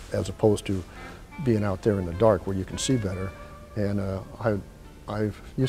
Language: English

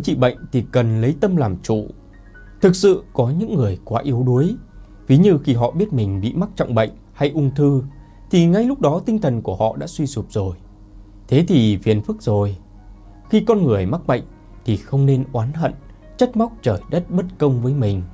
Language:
Vietnamese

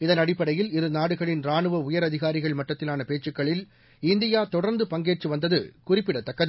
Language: Tamil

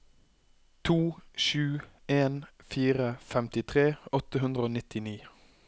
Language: Norwegian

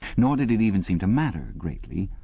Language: English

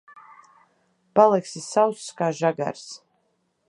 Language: Latvian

